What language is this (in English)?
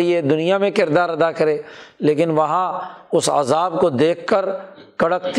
Urdu